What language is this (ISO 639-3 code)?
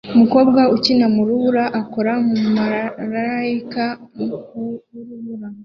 kin